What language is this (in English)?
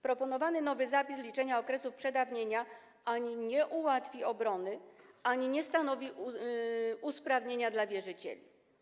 Polish